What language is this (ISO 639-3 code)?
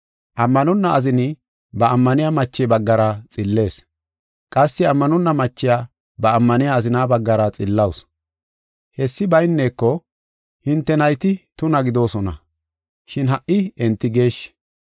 gof